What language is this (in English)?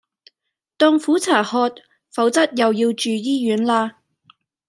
Cantonese